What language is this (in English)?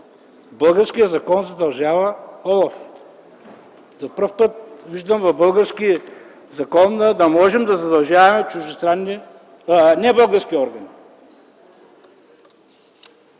Bulgarian